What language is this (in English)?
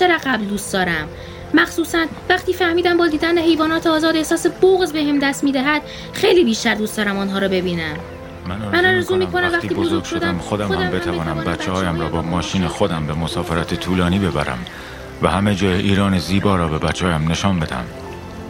Persian